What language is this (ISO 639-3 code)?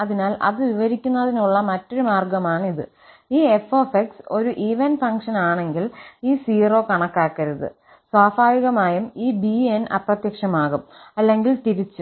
mal